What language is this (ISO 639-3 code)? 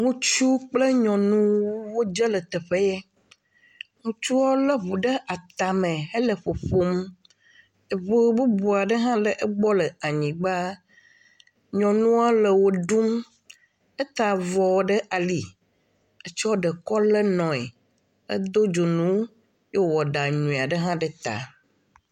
ewe